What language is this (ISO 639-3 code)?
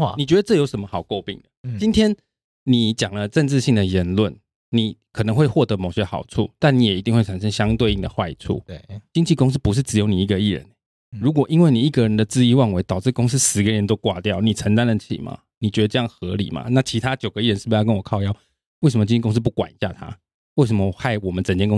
zho